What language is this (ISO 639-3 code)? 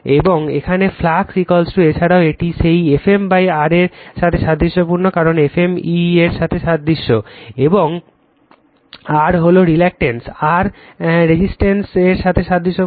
ben